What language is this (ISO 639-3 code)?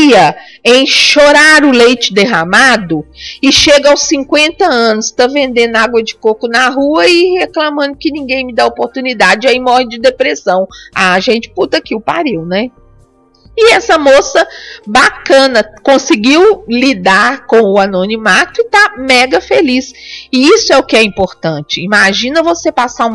por